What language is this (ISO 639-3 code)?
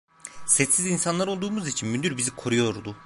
tur